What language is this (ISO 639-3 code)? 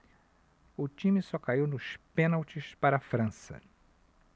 por